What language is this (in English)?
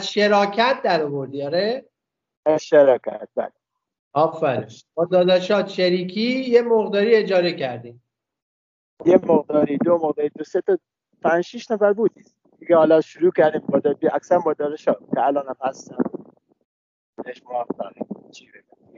Persian